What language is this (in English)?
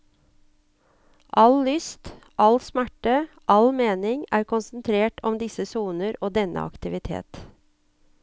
Norwegian